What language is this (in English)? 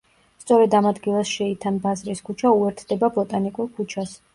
Georgian